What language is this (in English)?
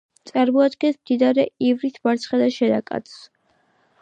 Georgian